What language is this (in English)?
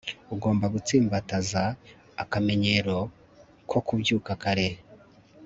Kinyarwanda